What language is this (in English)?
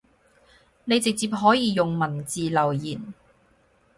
Cantonese